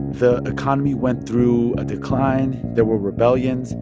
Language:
English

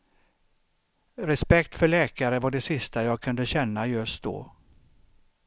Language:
Swedish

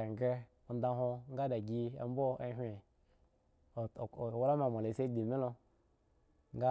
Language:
Eggon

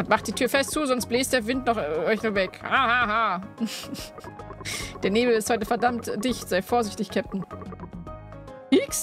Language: German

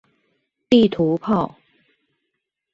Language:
Chinese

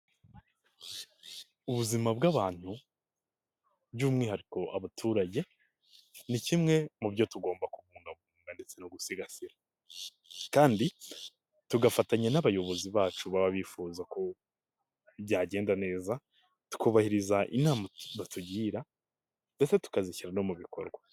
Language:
Kinyarwanda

